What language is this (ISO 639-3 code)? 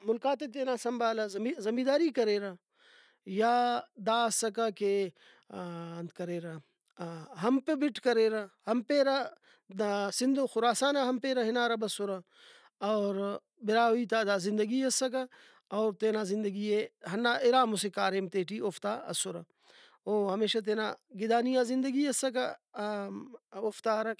brh